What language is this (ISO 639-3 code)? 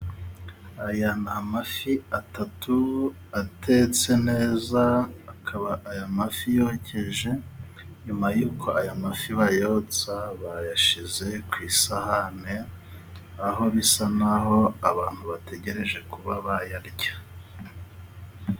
kin